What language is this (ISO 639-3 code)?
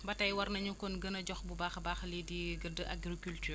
wol